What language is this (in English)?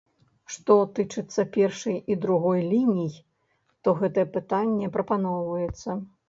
Belarusian